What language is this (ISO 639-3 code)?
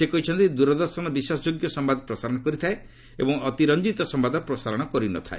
ori